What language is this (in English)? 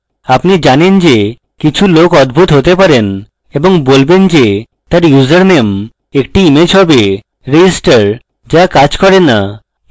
Bangla